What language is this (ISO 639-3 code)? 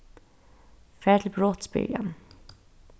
fao